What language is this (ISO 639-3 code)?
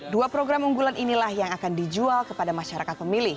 ind